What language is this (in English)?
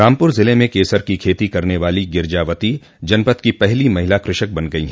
Hindi